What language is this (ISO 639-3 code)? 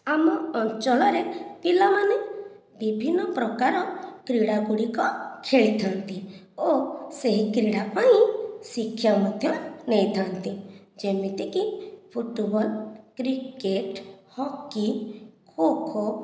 ori